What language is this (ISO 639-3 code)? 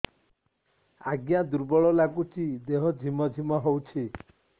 ori